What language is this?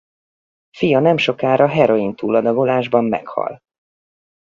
Hungarian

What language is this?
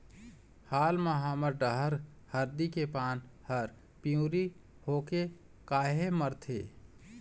Chhattisgarhi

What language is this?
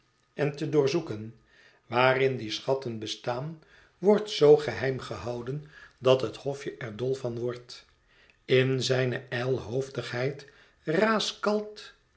Dutch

